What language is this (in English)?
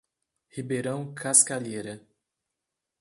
Portuguese